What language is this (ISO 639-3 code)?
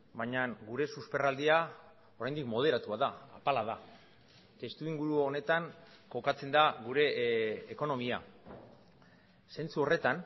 eus